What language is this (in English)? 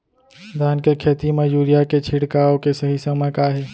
Chhattisgarhi